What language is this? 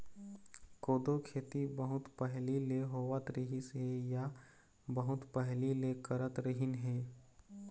Chhattisgarhi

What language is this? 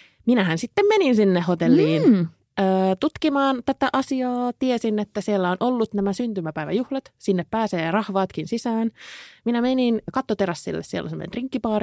Finnish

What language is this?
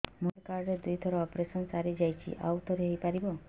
Odia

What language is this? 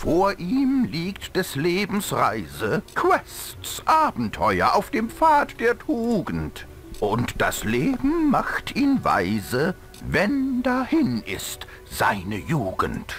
German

